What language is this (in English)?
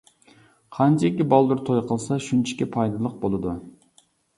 Uyghur